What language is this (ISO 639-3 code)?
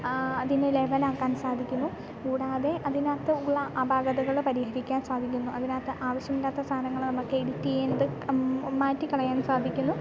mal